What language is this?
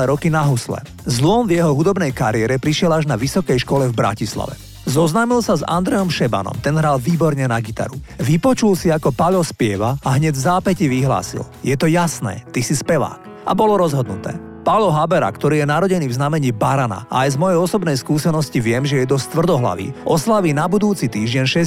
Slovak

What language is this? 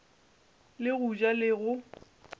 Northern Sotho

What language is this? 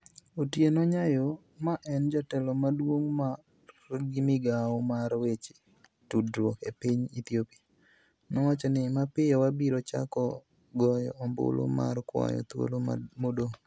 Luo (Kenya and Tanzania)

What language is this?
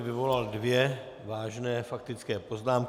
Czech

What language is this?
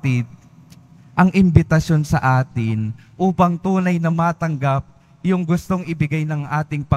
Filipino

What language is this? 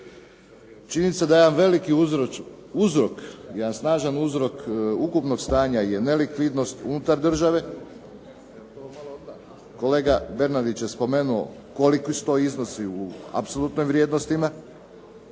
Croatian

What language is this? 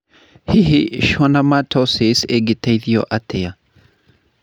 Kikuyu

